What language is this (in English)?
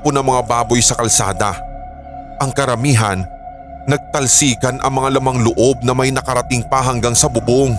Filipino